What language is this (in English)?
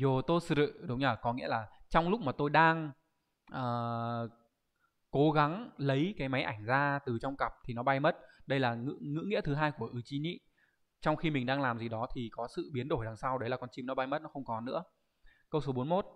Vietnamese